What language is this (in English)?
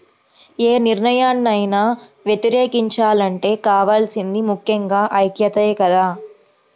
Telugu